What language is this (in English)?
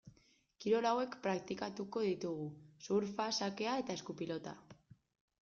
Basque